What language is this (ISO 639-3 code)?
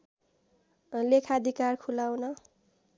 nep